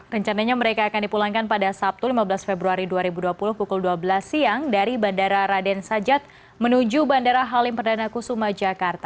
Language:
Indonesian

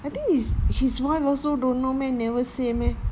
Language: English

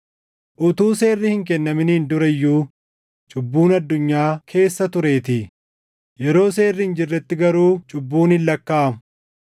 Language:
Oromo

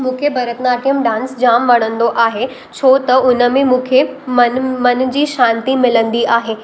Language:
Sindhi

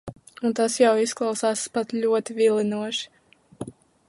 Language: Latvian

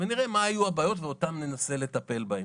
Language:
Hebrew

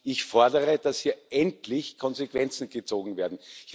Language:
German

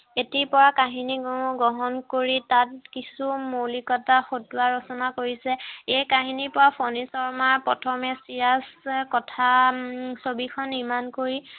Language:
Assamese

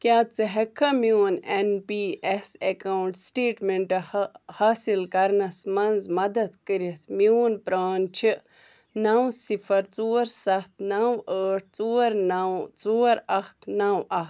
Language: Kashmiri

